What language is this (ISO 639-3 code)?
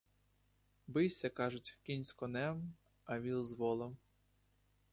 ukr